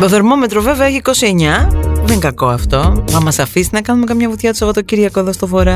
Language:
Greek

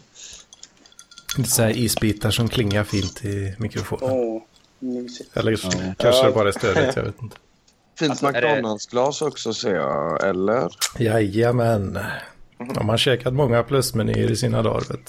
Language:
Swedish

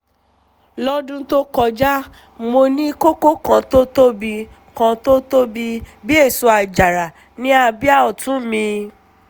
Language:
Yoruba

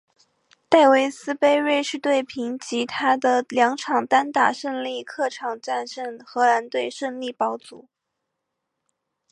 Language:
Chinese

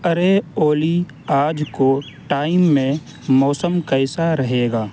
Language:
Urdu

